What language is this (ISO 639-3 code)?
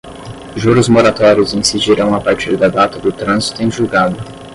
por